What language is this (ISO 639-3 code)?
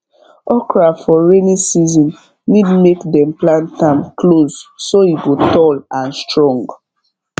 pcm